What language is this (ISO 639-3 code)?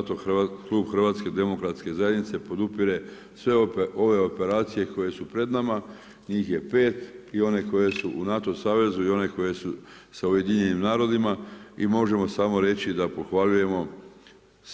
hrv